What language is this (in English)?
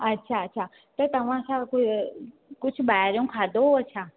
Sindhi